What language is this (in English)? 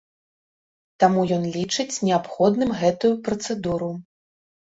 Belarusian